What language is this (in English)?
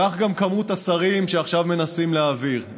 Hebrew